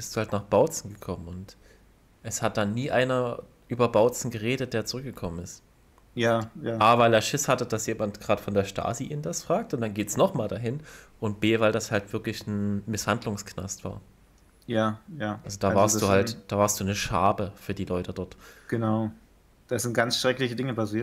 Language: German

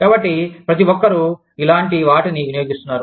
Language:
Telugu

